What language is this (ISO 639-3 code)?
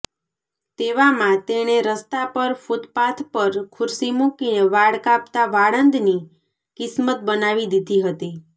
guj